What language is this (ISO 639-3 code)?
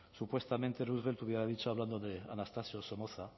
spa